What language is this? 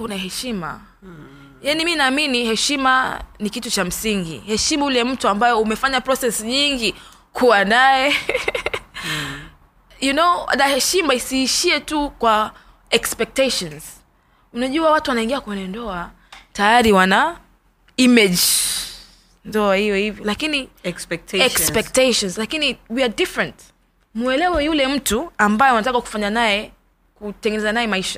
Swahili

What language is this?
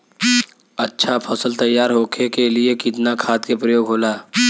Bhojpuri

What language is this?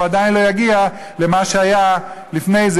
Hebrew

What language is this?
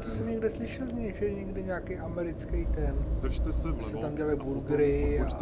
Czech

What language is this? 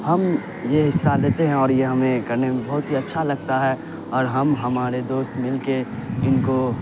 Urdu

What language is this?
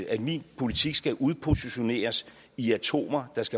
Danish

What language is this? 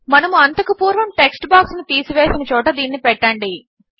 Telugu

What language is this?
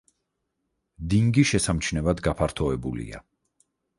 Georgian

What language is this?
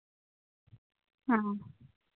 Santali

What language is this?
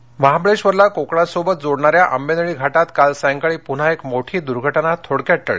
Marathi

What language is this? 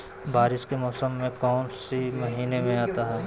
Magahi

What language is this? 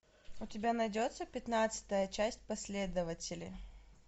Russian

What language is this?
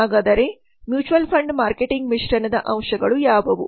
Kannada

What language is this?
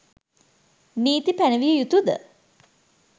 Sinhala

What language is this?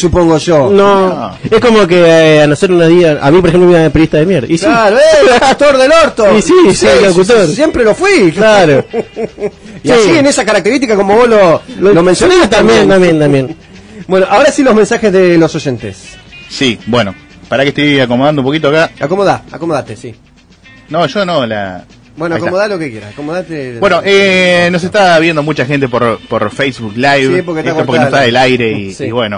Spanish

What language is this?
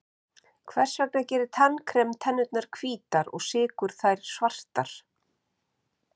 Icelandic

